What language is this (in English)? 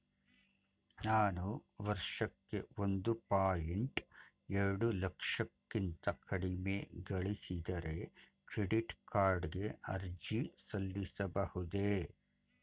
Kannada